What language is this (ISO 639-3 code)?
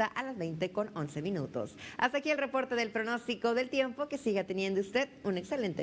spa